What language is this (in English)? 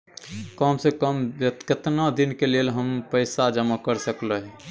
Maithili